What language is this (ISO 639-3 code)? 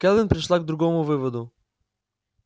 rus